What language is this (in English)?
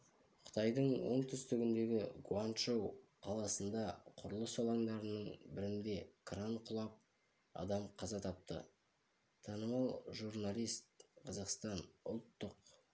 Kazakh